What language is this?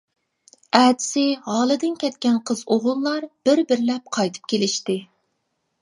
Uyghur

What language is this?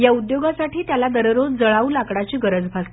Marathi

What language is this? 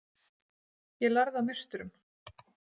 Icelandic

